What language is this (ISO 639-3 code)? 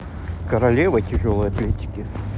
rus